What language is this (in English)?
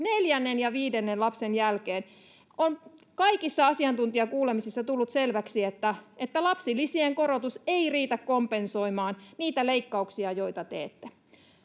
Finnish